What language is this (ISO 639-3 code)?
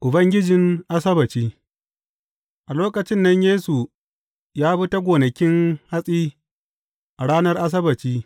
hau